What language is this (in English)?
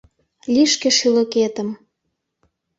Mari